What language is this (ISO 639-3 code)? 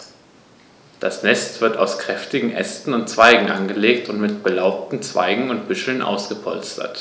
deu